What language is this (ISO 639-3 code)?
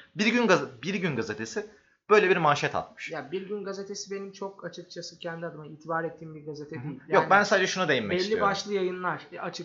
tur